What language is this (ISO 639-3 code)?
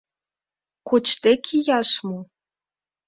chm